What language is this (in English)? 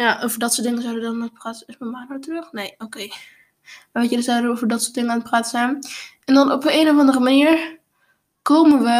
Dutch